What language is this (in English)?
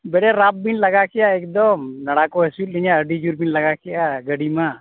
Santali